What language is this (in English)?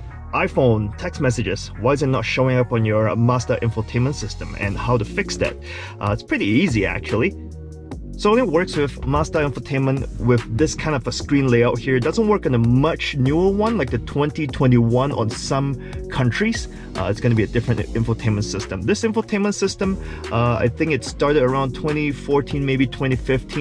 English